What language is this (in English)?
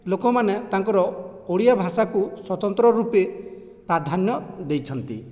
Odia